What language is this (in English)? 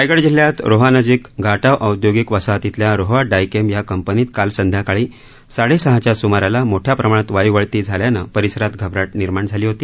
Marathi